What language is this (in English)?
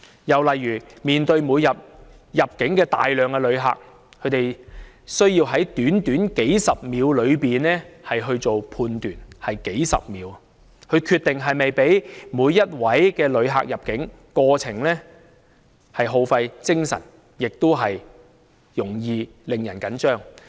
Cantonese